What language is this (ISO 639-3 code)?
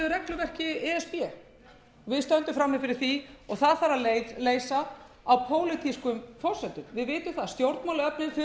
isl